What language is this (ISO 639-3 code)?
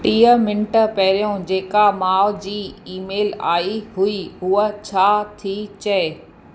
snd